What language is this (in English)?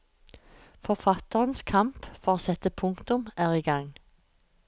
Norwegian